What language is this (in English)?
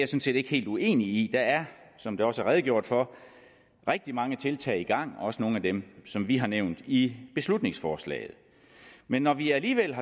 Danish